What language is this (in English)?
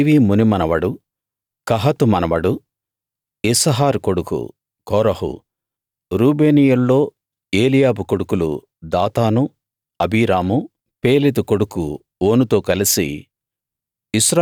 Telugu